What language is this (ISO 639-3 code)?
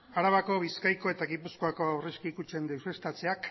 eus